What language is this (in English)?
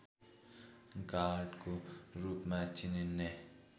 Nepali